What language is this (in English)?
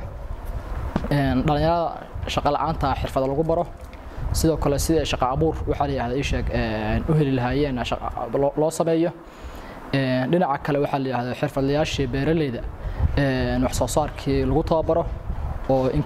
Arabic